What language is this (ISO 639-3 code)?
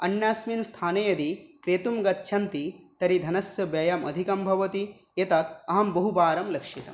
san